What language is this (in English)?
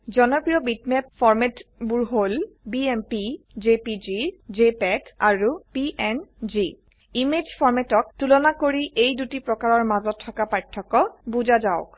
Assamese